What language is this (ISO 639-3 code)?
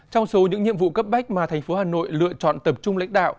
vie